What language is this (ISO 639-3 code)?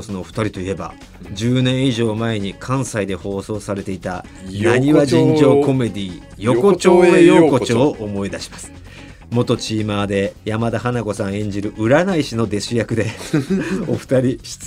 jpn